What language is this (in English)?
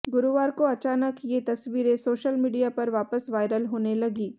Hindi